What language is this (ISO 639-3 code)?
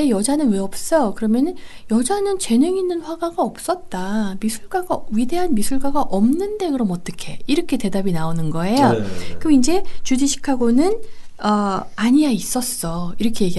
kor